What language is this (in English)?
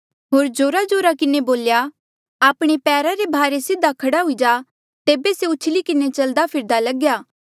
Mandeali